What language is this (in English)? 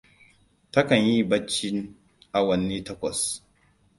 Hausa